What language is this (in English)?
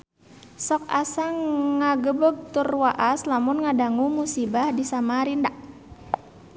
Sundanese